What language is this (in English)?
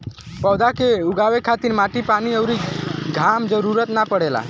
Bhojpuri